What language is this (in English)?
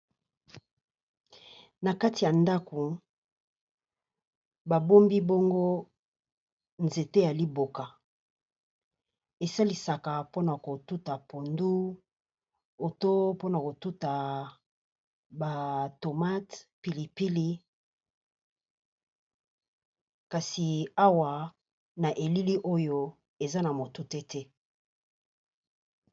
Lingala